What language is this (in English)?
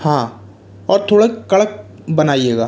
Hindi